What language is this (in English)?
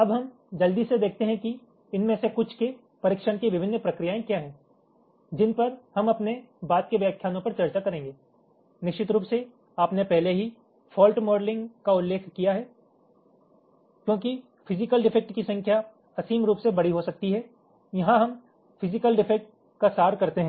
Hindi